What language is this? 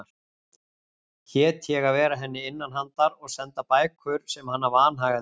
Icelandic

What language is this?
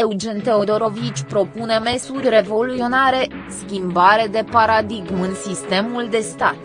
Romanian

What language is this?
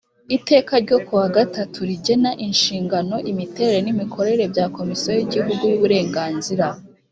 Kinyarwanda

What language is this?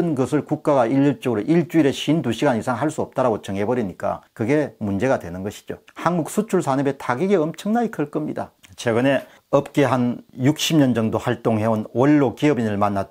Korean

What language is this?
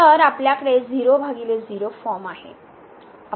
Marathi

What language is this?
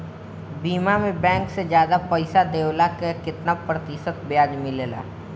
Bhojpuri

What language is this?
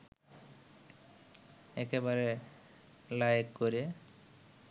Bangla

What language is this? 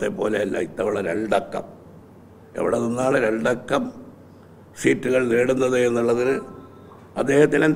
Malayalam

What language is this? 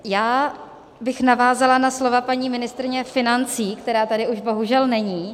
Czech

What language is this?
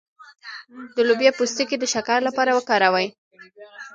Pashto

